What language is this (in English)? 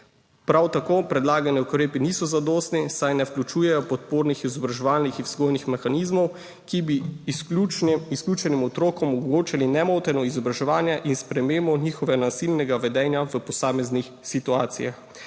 Slovenian